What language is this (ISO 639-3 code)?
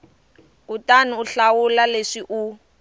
tso